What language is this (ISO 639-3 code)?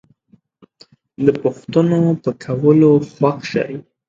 pus